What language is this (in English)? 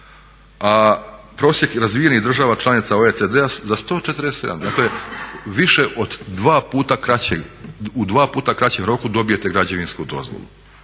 Croatian